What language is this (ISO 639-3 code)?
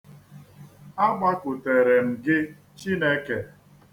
ibo